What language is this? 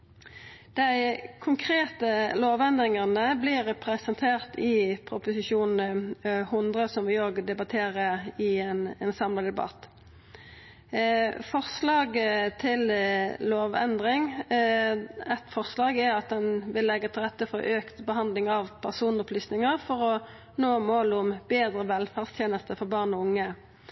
Norwegian Nynorsk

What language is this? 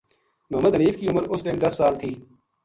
Gujari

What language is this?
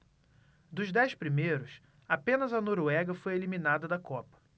Portuguese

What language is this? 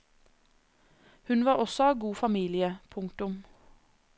Norwegian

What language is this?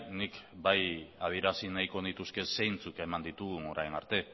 Basque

